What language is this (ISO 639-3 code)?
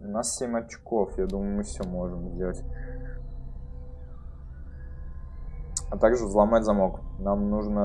rus